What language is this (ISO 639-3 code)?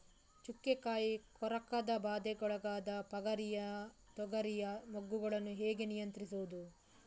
kan